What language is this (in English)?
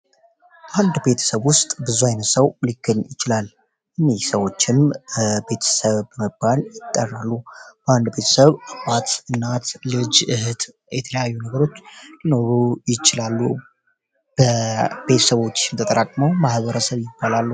Amharic